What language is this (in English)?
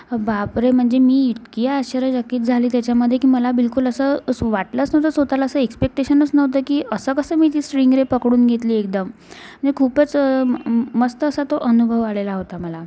Marathi